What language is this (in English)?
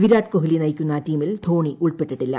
Malayalam